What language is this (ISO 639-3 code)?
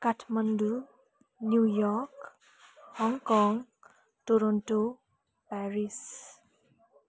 nep